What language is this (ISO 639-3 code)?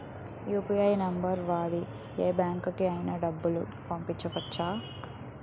tel